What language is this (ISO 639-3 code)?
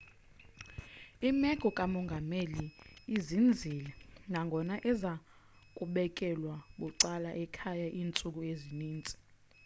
xho